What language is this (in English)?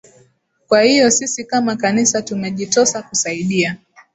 Swahili